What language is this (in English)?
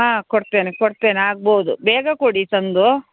Kannada